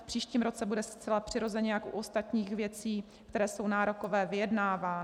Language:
Czech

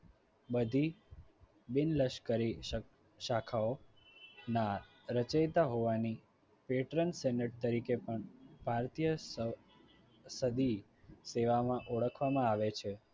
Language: Gujarati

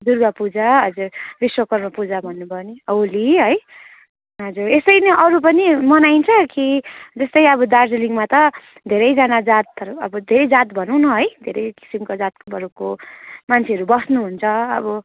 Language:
Nepali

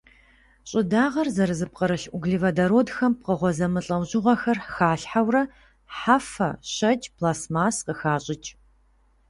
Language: Kabardian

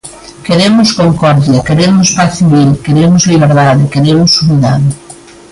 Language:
Galician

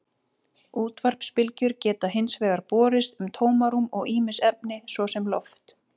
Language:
Icelandic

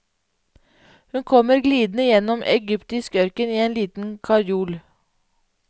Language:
Norwegian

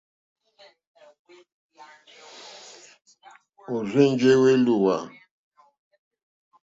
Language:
Mokpwe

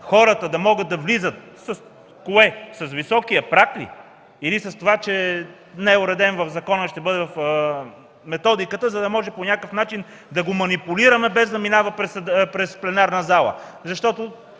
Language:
Bulgarian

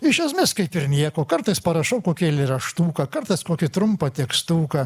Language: Lithuanian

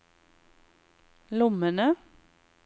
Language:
Norwegian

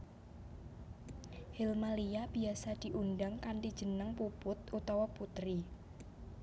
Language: Javanese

